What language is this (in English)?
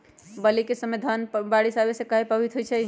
Magahi